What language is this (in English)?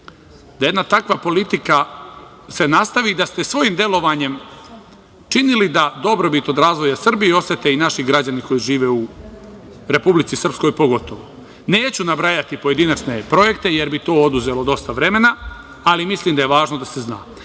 Serbian